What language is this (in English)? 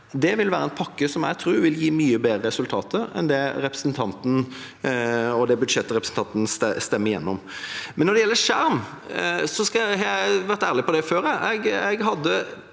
Norwegian